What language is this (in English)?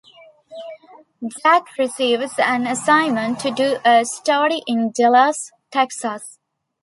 English